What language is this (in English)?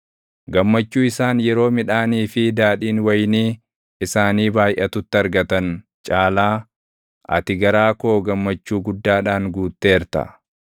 Oromo